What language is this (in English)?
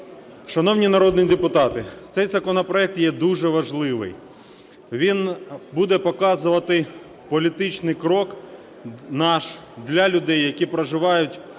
Ukrainian